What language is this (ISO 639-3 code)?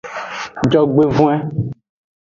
ajg